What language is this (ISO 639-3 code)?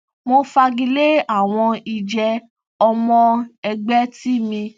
yor